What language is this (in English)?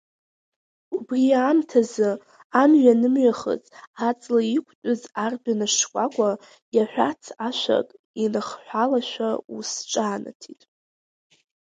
Abkhazian